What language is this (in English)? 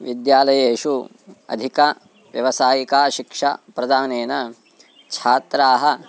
Sanskrit